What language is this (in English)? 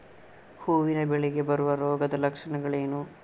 Kannada